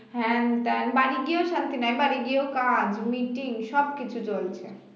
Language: Bangla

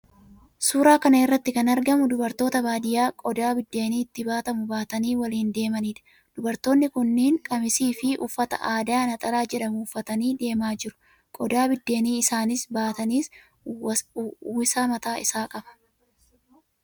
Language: Oromo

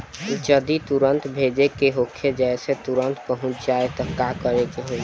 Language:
Bhojpuri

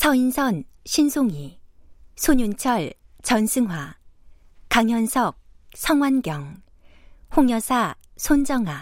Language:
Korean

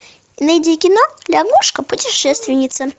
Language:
Russian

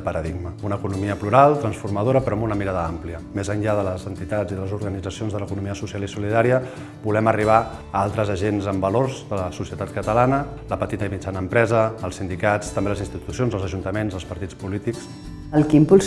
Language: Catalan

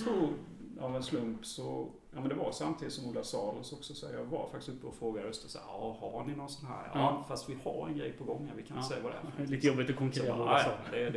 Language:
Swedish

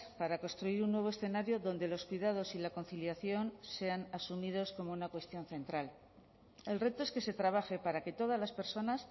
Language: Spanish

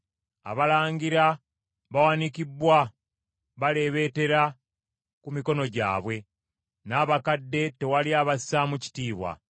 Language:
Ganda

